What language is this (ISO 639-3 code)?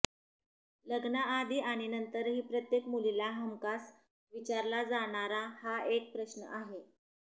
mar